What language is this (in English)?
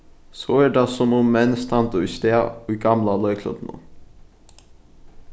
Faroese